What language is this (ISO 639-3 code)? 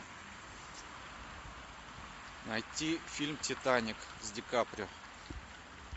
rus